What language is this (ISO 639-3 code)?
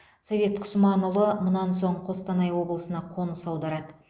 kaz